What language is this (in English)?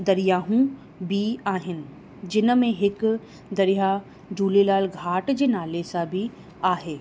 Sindhi